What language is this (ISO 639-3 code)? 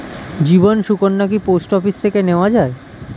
ben